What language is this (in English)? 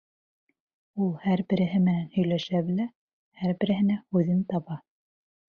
Bashkir